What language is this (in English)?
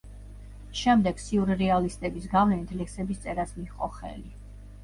Georgian